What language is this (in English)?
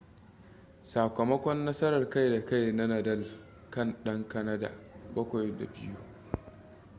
Hausa